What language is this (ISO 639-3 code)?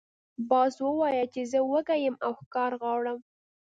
pus